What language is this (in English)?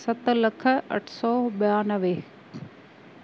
Sindhi